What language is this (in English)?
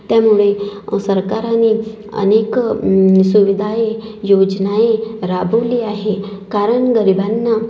Marathi